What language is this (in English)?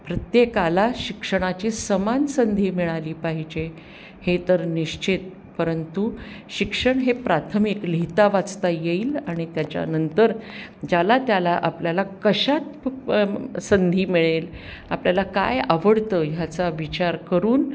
Marathi